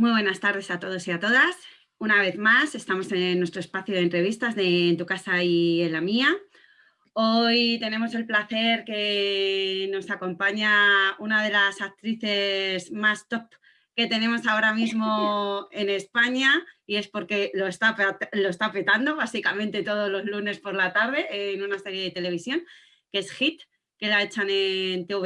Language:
Spanish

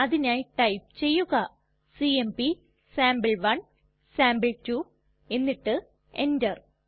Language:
Malayalam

